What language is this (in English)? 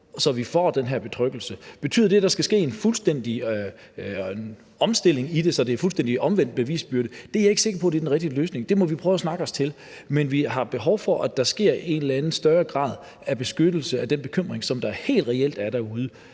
Danish